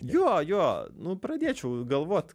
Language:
Lithuanian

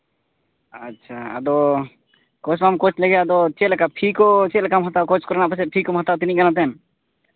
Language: Santali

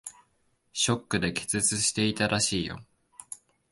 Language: Japanese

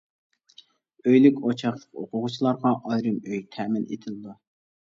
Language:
Uyghur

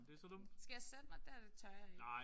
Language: Danish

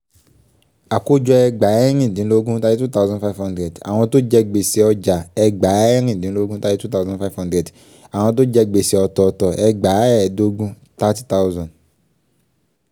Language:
Yoruba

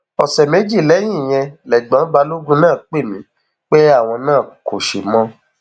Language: Yoruba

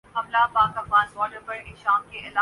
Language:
Urdu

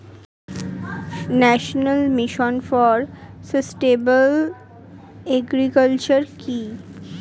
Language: Bangla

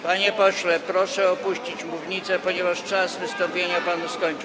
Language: Polish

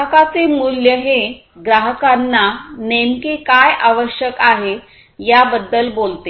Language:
Marathi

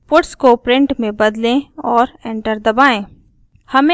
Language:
Hindi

